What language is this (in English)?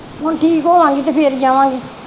Punjabi